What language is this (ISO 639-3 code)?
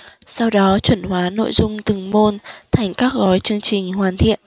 vie